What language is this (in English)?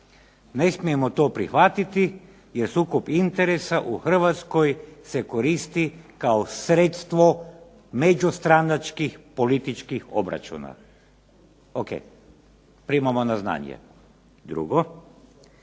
Croatian